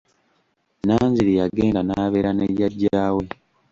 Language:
Ganda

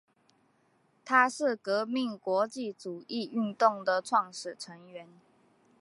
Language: Chinese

